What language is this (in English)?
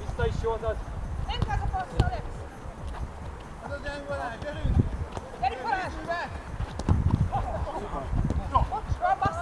Hungarian